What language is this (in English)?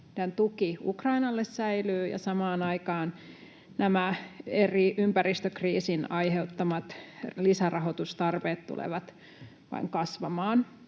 Finnish